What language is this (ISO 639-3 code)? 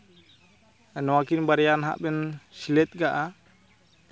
sat